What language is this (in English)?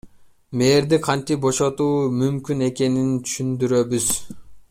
Kyrgyz